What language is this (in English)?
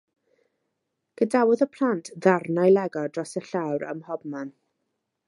Welsh